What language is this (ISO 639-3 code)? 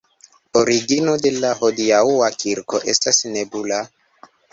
epo